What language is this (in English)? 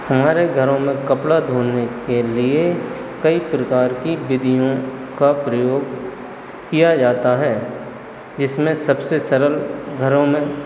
Hindi